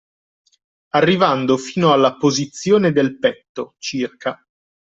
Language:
Italian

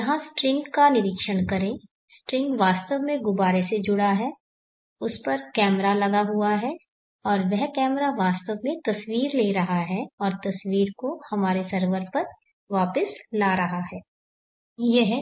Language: Hindi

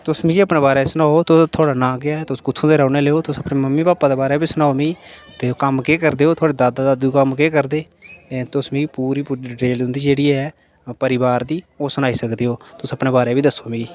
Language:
Dogri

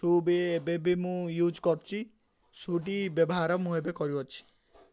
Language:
Odia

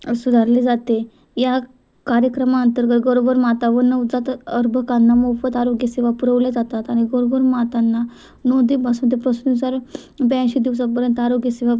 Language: Marathi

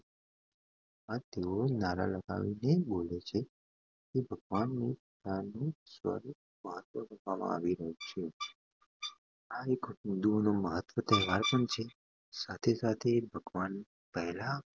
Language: Gujarati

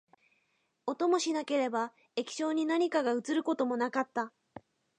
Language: Japanese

